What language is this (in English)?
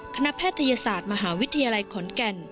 Thai